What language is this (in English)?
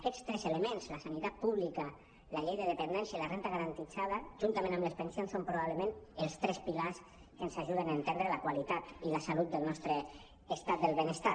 Catalan